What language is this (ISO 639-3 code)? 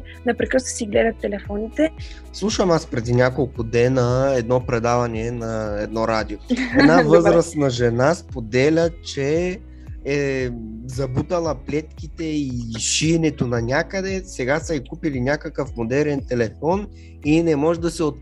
bul